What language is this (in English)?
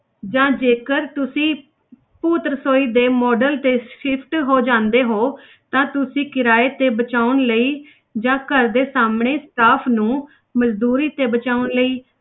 Punjabi